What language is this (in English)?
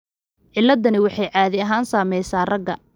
Somali